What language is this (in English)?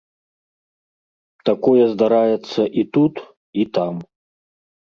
Belarusian